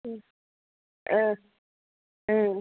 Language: Bodo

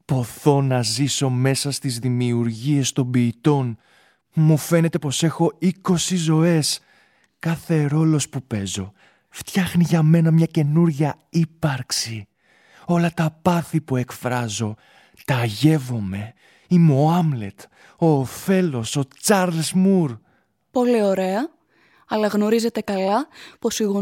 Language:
Greek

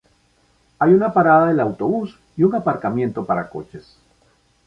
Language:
Spanish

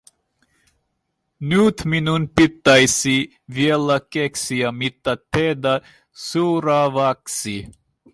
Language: Finnish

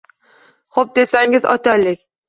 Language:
Uzbek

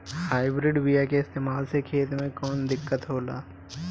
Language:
Bhojpuri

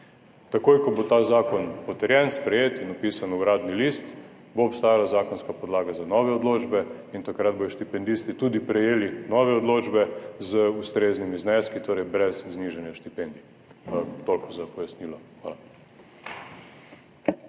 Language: Slovenian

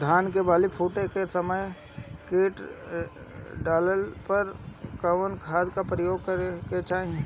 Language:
Bhojpuri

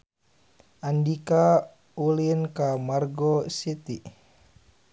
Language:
Sundanese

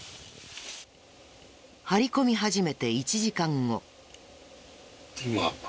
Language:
Japanese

